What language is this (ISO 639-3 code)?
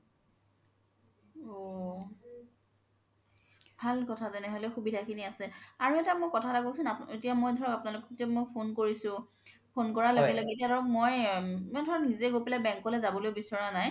asm